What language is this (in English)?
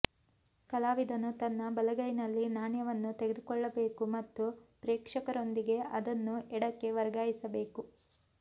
Kannada